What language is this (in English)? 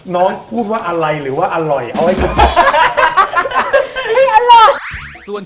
Thai